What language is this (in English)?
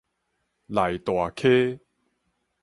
Min Nan Chinese